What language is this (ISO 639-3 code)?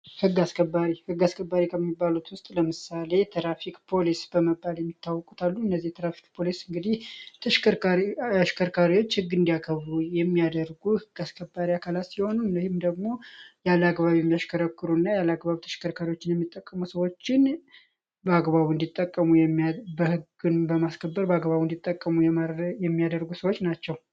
amh